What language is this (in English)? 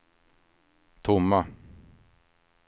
Swedish